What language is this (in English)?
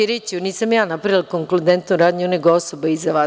Serbian